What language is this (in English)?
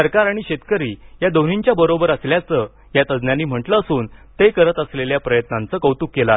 Marathi